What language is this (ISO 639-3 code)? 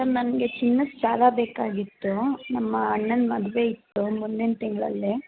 kan